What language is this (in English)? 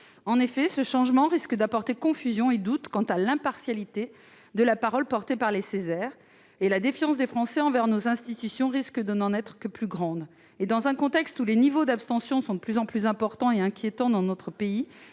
French